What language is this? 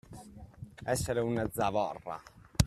Italian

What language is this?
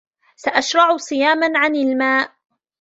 Arabic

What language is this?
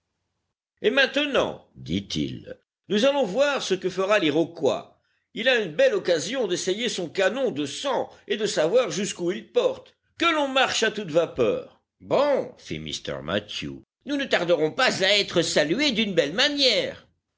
French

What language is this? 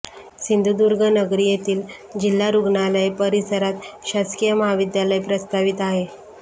Marathi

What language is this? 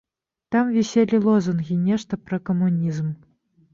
Belarusian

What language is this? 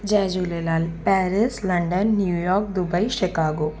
Sindhi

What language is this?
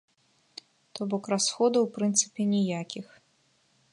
Belarusian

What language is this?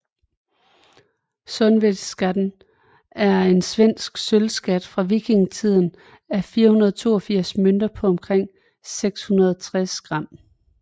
Danish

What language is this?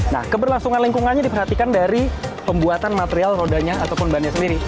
Indonesian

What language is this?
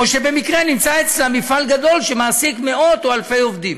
Hebrew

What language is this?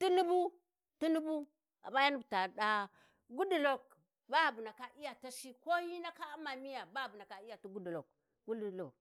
Warji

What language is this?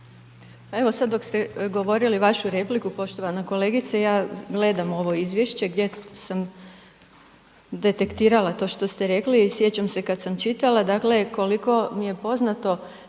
Croatian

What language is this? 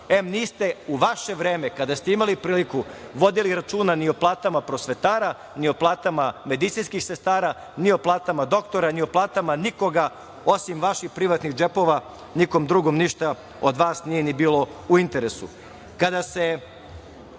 Serbian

